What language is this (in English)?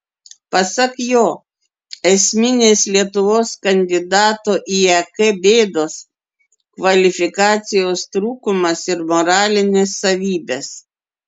Lithuanian